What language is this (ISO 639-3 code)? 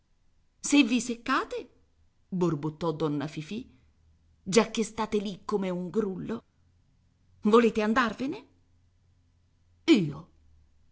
ita